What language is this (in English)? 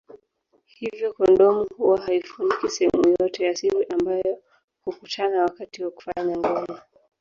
Swahili